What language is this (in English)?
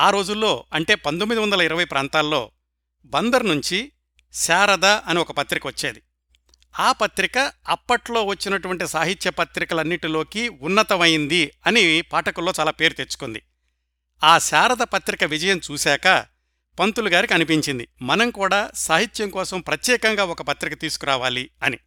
Telugu